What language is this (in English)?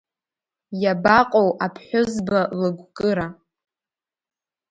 Abkhazian